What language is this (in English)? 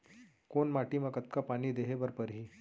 Chhattisgarhi